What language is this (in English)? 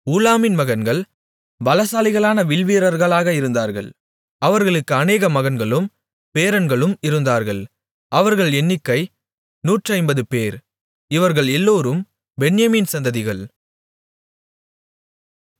Tamil